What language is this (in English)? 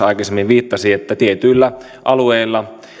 Finnish